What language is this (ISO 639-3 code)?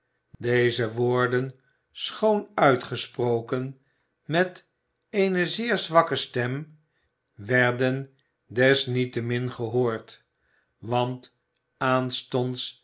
nld